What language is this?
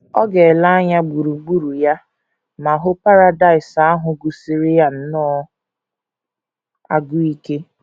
Igbo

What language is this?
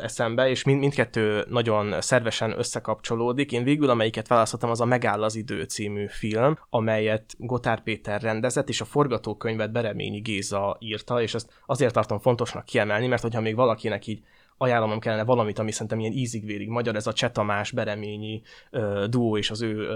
Hungarian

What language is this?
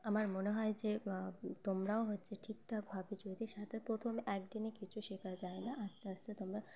Bangla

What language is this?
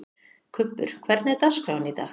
Icelandic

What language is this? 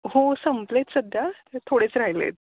Marathi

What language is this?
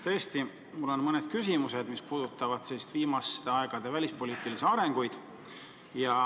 Estonian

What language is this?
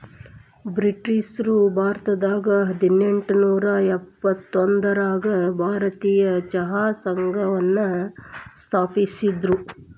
Kannada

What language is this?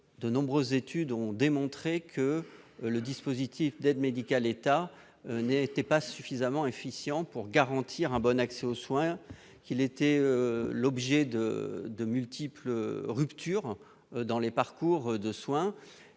French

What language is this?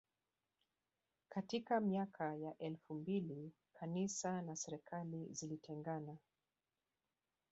Swahili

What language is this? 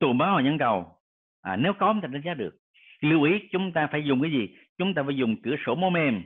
Vietnamese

